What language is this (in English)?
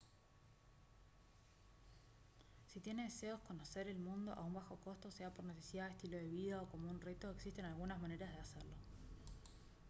Spanish